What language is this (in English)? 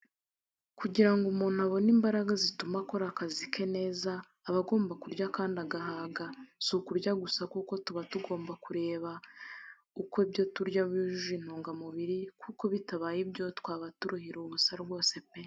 Kinyarwanda